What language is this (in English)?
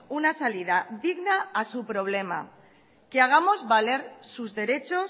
Spanish